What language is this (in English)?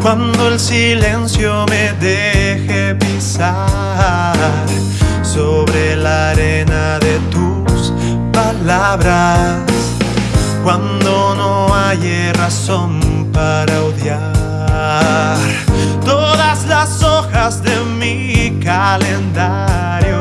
Spanish